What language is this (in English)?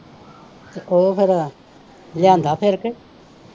Punjabi